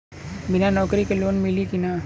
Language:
Bhojpuri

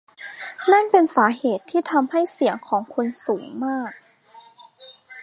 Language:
Thai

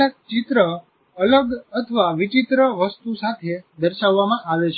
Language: Gujarati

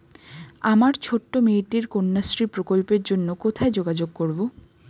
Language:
Bangla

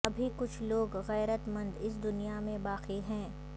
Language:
Urdu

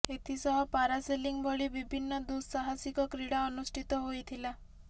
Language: Odia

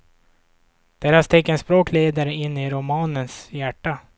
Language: Swedish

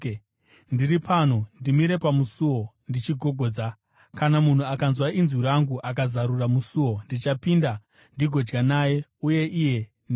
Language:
Shona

